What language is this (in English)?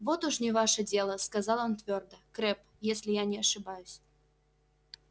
Russian